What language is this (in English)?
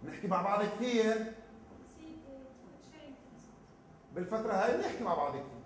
Arabic